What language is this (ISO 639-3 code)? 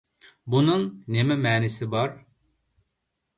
uig